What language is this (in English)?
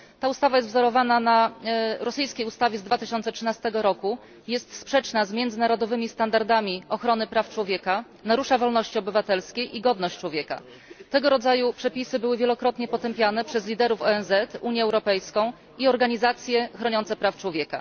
Polish